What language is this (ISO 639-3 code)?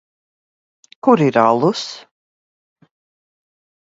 lav